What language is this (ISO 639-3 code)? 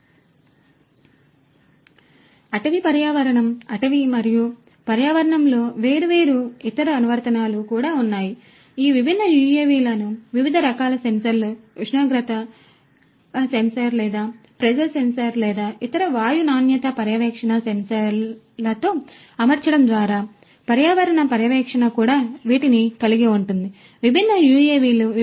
tel